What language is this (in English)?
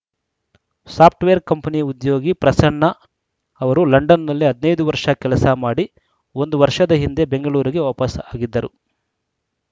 Kannada